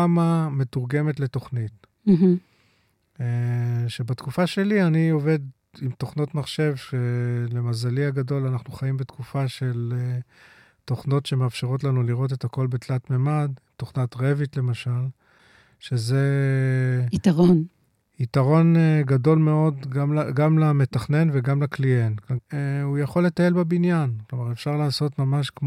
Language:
Hebrew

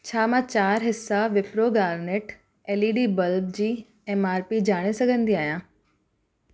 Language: Sindhi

